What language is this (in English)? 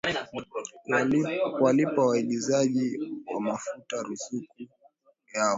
Swahili